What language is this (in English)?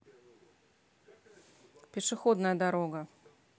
Russian